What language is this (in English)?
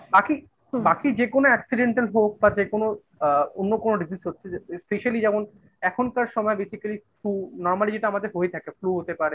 Bangla